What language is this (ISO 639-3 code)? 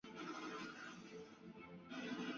zho